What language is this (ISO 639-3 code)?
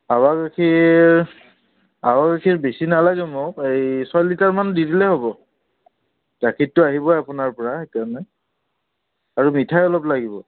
asm